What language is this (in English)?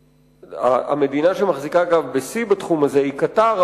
Hebrew